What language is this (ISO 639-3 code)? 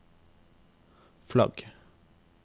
nor